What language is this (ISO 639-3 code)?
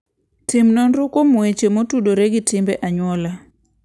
luo